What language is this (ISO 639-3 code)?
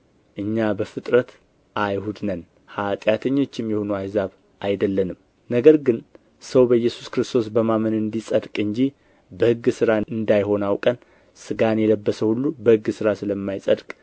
amh